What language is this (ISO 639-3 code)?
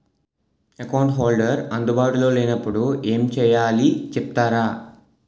tel